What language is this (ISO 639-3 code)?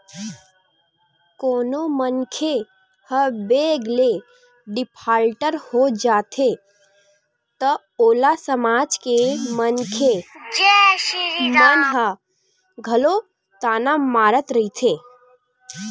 hne